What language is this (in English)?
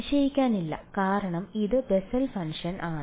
Malayalam